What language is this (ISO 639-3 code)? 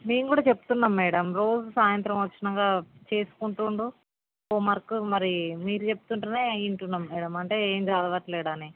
tel